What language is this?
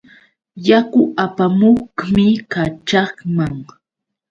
Yauyos Quechua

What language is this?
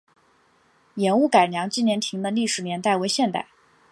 Chinese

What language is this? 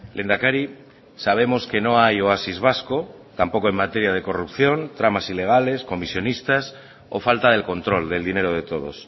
Spanish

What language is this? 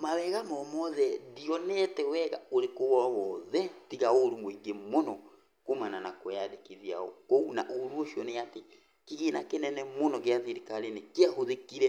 Kikuyu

